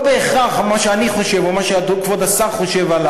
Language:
Hebrew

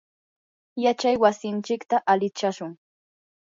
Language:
Yanahuanca Pasco Quechua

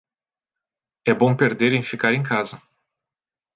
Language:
Portuguese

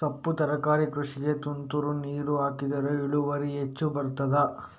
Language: Kannada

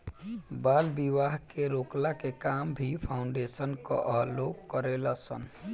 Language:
Bhojpuri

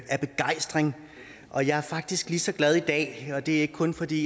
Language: Danish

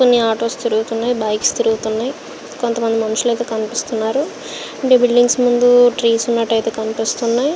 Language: Telugu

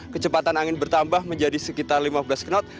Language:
Indonesian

